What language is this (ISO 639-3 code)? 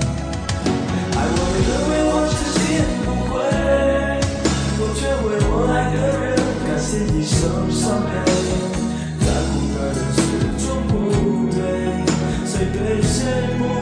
zho